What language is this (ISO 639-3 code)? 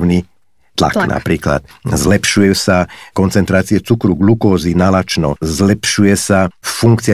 slk